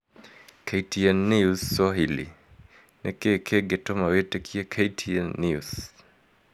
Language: Kikuyu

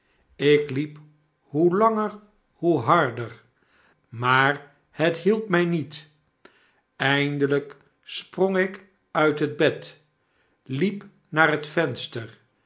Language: Dutch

